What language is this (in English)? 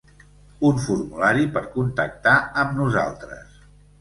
Catalan